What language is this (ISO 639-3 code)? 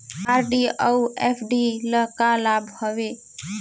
hne